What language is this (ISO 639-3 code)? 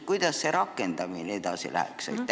est